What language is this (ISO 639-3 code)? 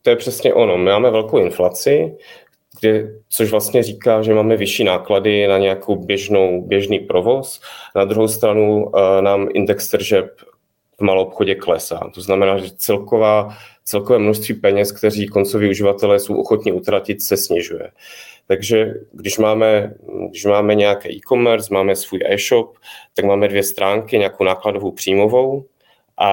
ces